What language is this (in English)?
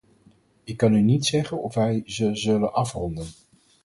Dutch